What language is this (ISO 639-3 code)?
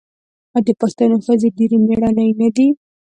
pus